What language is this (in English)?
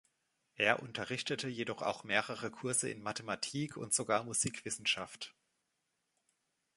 German